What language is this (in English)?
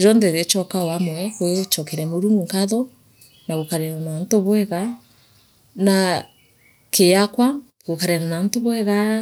Meru